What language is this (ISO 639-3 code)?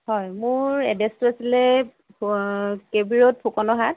asm